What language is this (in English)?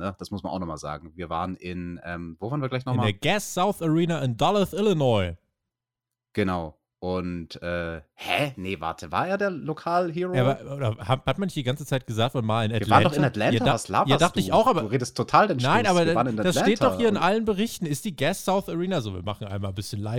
German